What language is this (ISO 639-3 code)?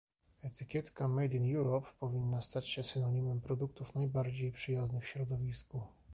pol